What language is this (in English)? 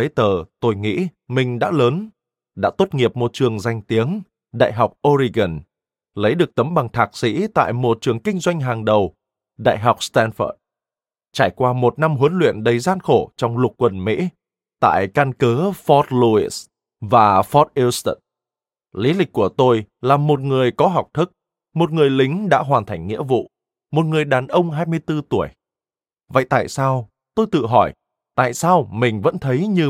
Vietnamese